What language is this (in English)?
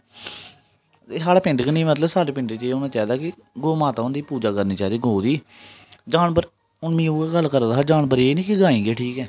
Dogri